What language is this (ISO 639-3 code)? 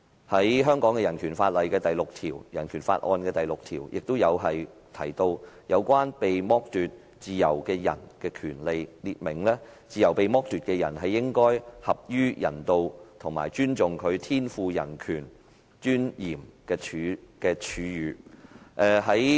yue